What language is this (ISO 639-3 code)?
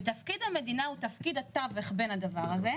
heb